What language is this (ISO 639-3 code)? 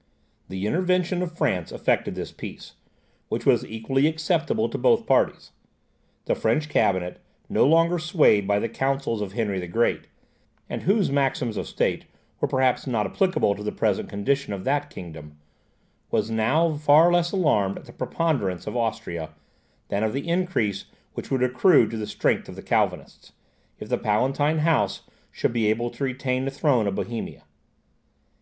eng